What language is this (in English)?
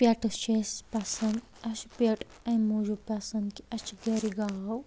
Kashmiri